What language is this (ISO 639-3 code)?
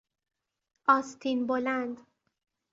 fas